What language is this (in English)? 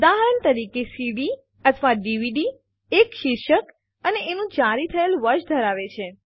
Gujarati